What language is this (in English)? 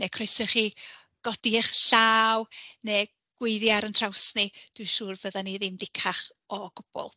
Welsh